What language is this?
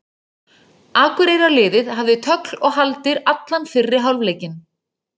Icelandic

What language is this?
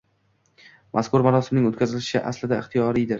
Uzbek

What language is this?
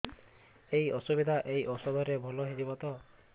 Odia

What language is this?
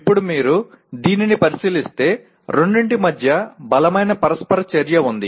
Telugu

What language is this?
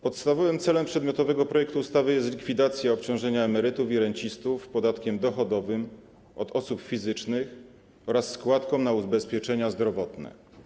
Polish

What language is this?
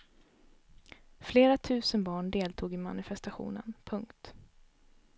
Swedish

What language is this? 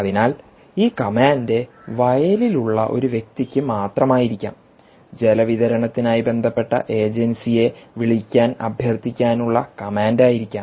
Malayalam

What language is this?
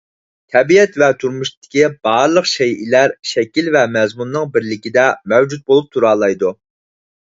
Uyghur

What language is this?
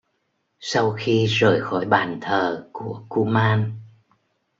Vietnamese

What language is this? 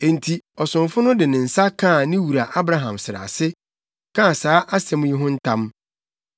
Akan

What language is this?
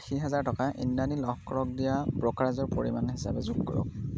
Assamese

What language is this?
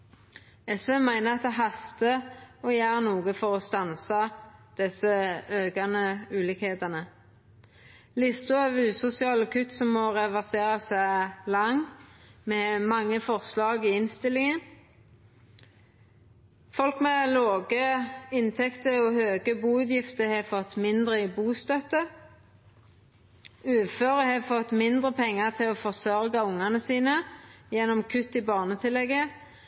Norwegian Nynorsk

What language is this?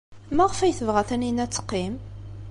Kabyle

